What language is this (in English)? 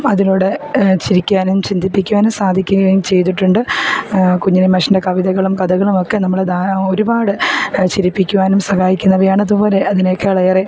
Malayalam